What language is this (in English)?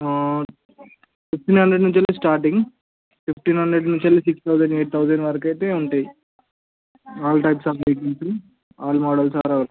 Telugu